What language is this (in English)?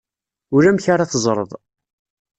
Kabyle